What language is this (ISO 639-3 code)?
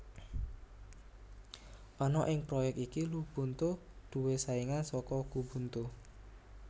jav